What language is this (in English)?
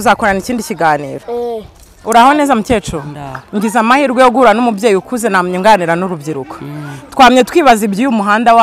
Romanian